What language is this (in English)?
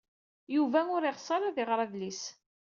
Kabyle